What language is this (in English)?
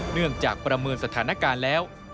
Thai